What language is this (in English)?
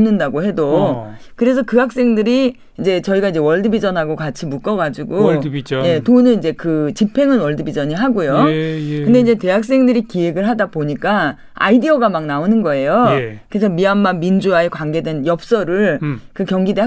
Korean